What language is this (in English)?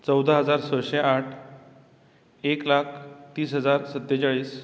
Konkani